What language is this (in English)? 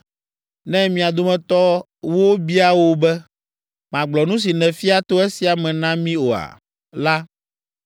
Ewe